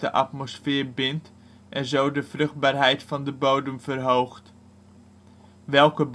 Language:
Dutch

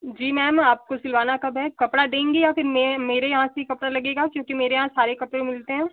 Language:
Hindi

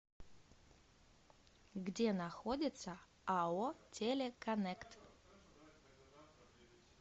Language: Russian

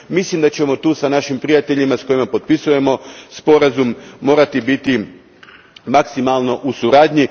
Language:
Croatian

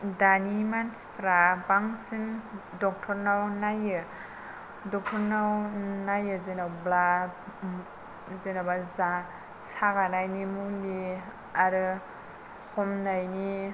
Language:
Bodo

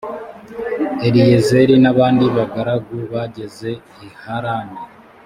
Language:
Kinyarwanda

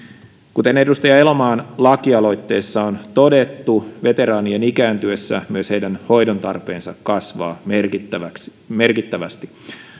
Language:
Finnish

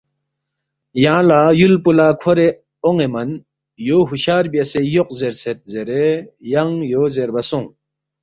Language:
Balti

